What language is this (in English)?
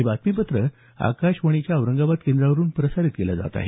Marathi